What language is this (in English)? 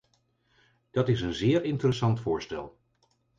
Dutch